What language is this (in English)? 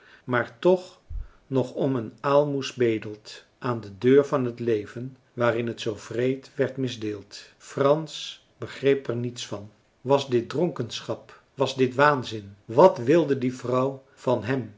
Dutch